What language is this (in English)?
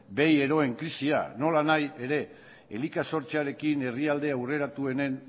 Basque